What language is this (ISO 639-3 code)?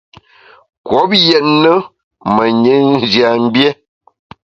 bax